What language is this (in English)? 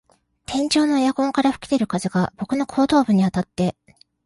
Japanese